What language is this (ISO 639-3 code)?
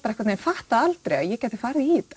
isl